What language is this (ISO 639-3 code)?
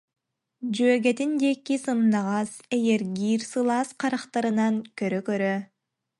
sah